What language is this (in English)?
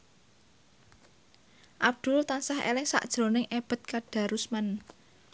Javanese